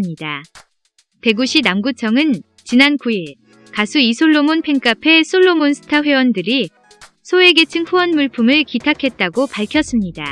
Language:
Korean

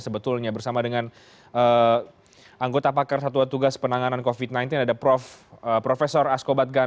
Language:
Indonesian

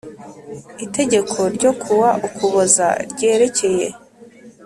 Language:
Kinyarwanda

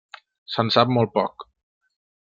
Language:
Catalan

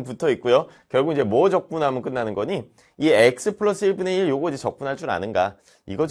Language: Korean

